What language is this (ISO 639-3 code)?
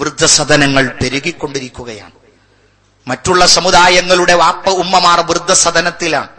mal